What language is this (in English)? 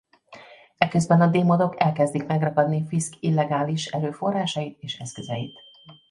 Hungarian